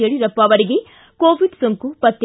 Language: Kannada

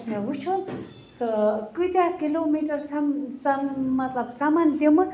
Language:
Kashmiri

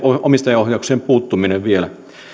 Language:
Finnish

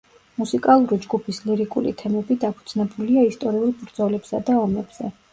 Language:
Georgian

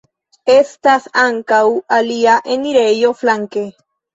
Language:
Esperanto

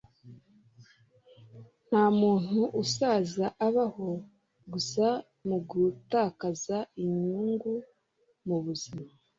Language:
Kinyarwanda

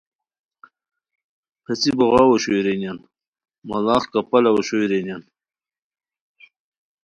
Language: Khowar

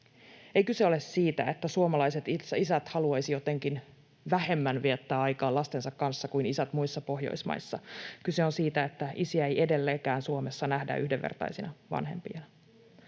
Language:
Finnish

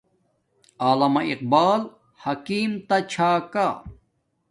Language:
Domaaki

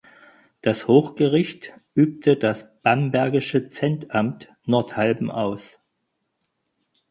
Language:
German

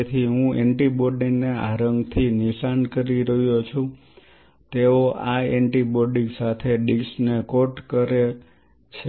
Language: Gujarati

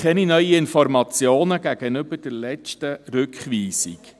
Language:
Swiss German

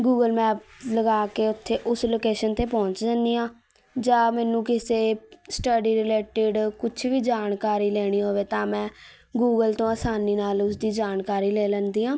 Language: Punjabi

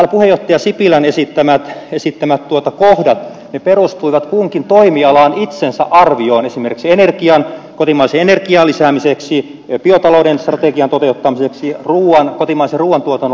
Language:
Finnish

